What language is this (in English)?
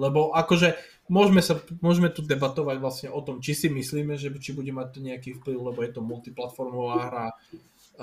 Slovak